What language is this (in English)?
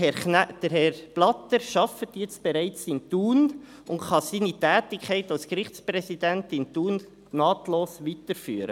Swiss German